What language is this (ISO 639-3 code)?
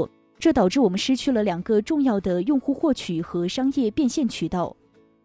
zho